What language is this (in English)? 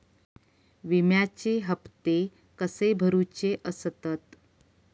Marathi